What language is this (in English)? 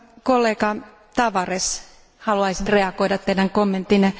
Finnish